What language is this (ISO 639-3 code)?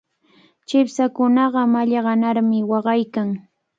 qvl